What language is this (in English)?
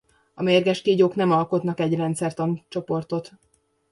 Hungarian